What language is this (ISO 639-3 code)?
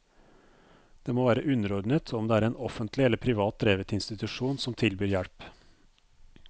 nor